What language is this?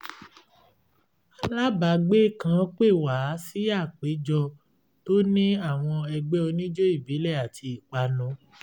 Yoruba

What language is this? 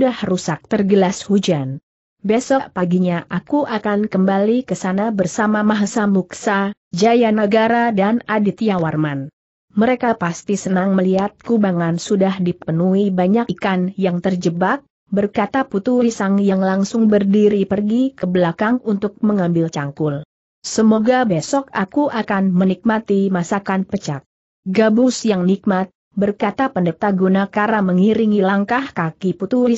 Indonesian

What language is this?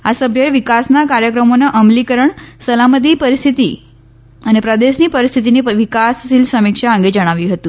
Gujarati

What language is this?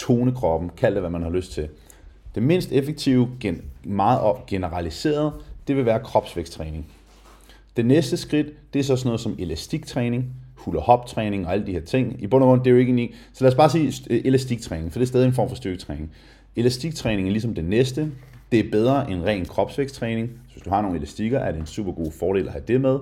Danish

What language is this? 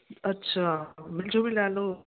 Sindhi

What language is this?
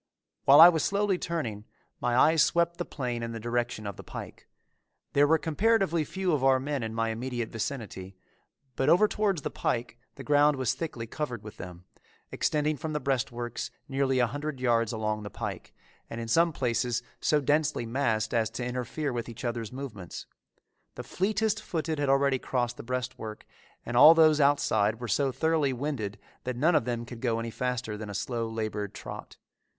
English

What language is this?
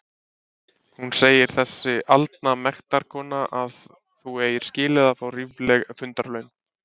Icelandic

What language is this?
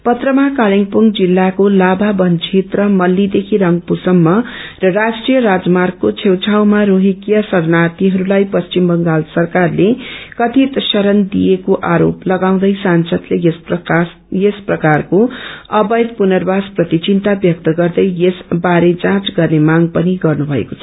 Nepali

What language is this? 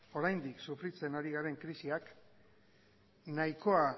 Basque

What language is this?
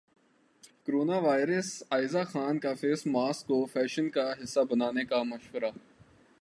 Urdu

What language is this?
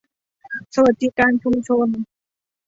Thai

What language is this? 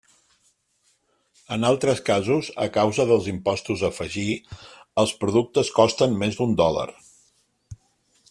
Catalan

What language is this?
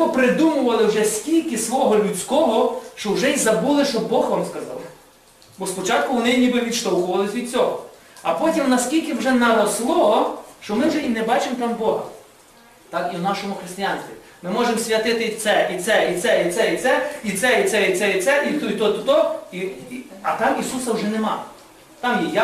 Ukrainian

